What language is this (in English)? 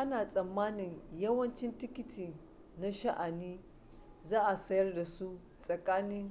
Hausa